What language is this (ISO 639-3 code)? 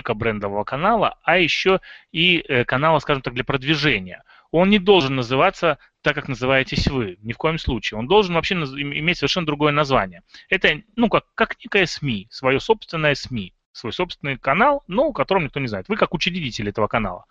rus